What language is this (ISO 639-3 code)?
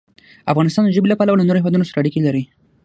pus